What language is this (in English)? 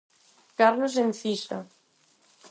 Galician